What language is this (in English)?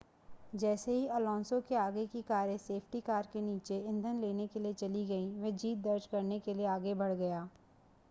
Hindi